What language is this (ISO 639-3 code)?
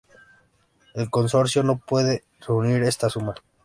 spa